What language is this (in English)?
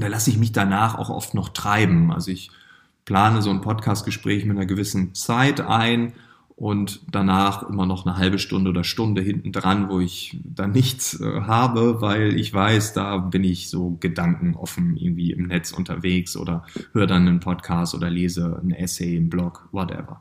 German